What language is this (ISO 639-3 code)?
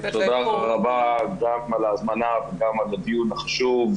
heb